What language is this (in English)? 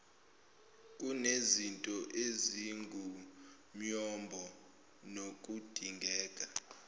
Zulu